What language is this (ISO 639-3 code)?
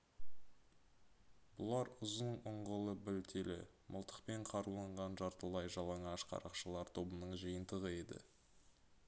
kaz